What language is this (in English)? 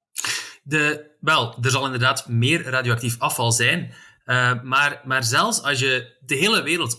Dutch